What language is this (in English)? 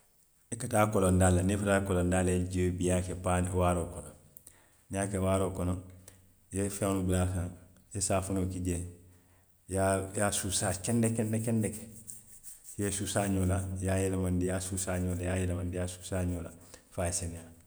Western Maninkakan